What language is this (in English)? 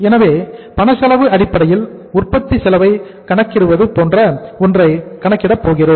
Tamil